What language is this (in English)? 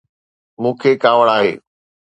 Sindhi